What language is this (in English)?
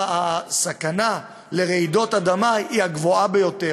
Hebrew